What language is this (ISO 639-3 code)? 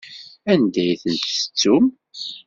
kab